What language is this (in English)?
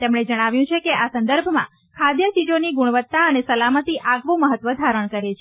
Gujarati